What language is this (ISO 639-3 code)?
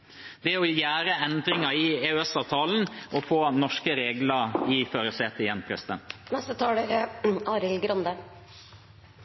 nob